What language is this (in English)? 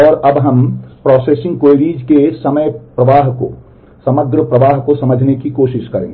Hindi